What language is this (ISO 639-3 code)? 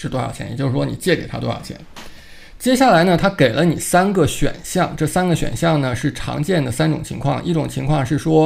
zho